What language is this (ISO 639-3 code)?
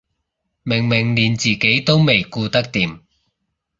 yue